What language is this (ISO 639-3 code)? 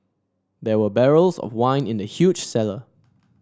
eng